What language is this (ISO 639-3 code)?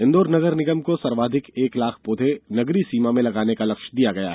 hin